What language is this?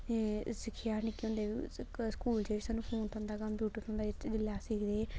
Dogri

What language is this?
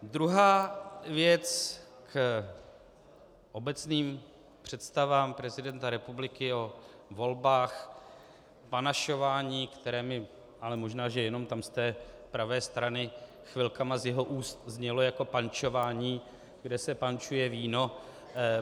Czech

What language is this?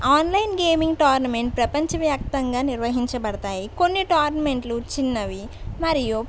Telugu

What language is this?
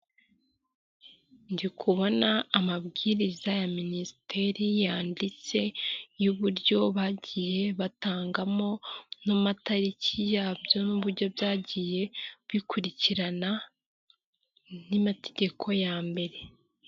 Kinyarwanda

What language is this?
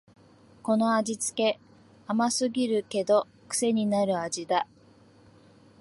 Japanese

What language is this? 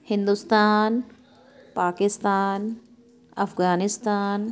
Urdu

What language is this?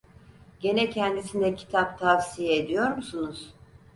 Turkish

